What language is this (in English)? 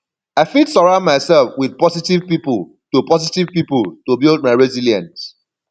Nigerian Pidgin